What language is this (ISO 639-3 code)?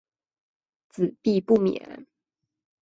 zho